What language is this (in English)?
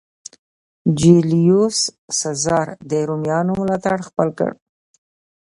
Pashto